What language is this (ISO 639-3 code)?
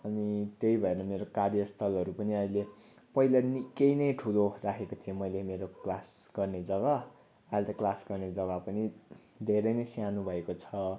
nep